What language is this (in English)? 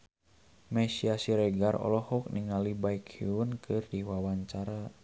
Sundanese